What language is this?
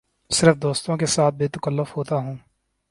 Urdu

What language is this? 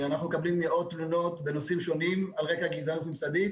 Hebrew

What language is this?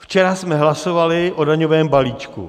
Czech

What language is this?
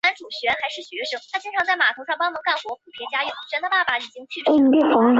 Chinese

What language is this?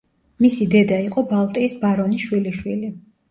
Georgian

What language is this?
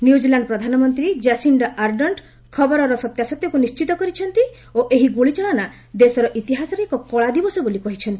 Odia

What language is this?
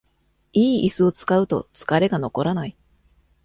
Japanese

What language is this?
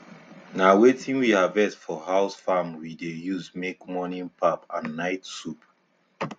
Nigerian Pidgin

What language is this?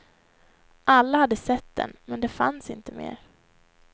Swedish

